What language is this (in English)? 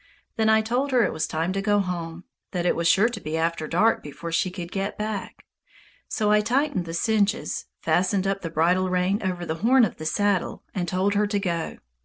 English